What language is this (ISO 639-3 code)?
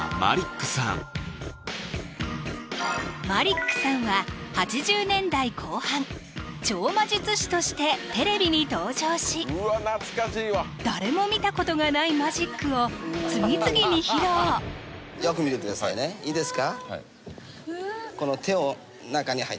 jpn